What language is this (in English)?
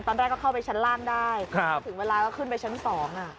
Thai